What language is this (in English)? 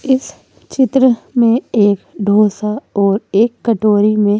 Hindi